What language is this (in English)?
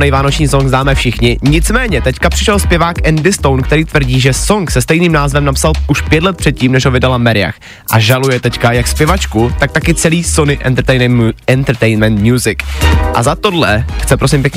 Czech